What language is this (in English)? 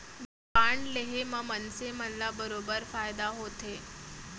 Chhattisgarhi